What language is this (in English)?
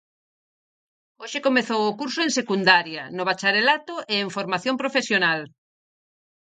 Galician